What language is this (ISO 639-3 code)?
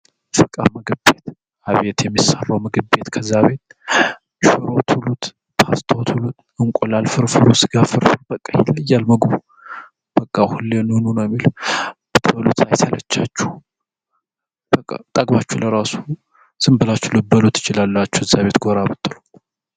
amh